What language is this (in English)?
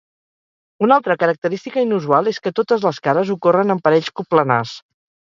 Catalan